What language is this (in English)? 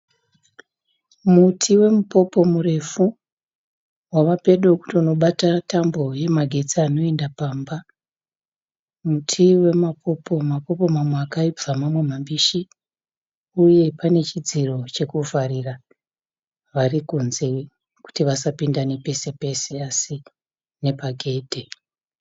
Shona